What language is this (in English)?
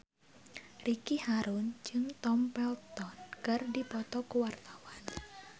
Sundanese